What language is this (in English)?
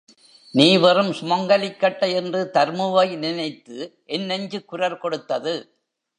Tamil